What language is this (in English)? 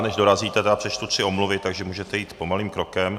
Czech